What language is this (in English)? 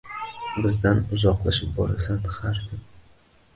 Uzbek